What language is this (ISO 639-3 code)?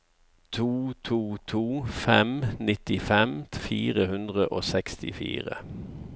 nor